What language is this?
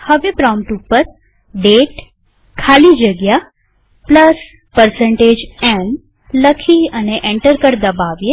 Gujarati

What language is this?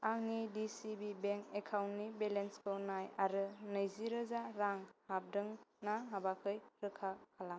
Bodo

